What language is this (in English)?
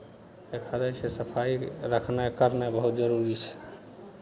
Maithili